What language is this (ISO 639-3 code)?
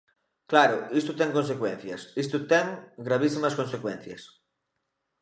glg